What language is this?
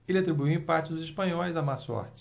Portuguese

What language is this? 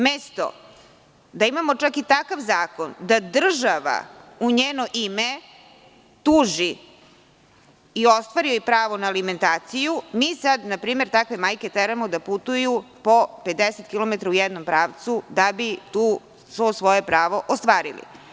Serbian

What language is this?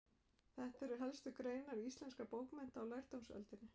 Icelandic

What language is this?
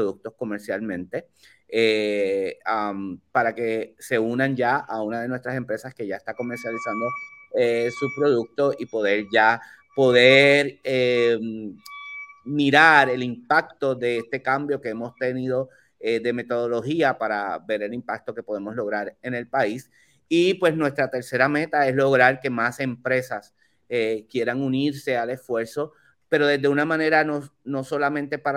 Spanish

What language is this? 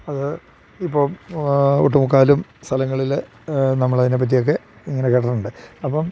Malayalam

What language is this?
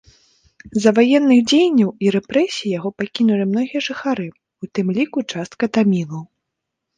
Belarusian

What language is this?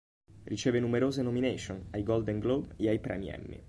Italian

